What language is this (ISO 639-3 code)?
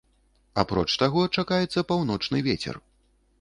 bel